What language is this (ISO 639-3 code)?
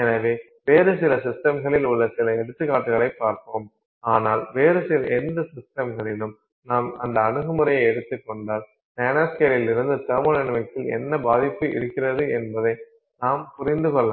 tam